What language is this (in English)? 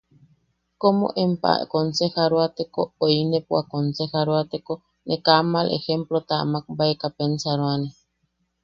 Yaqui